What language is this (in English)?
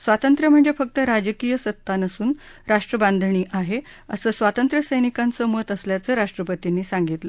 Marathi